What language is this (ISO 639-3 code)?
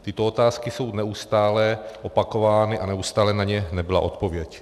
ces